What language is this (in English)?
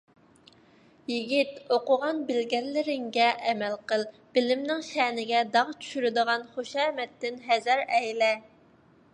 Uyghur